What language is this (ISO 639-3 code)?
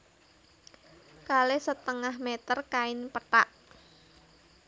jav